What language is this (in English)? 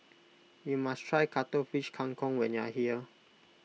English